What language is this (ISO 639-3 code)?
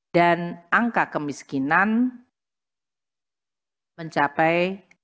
ind